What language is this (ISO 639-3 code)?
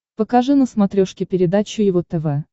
rus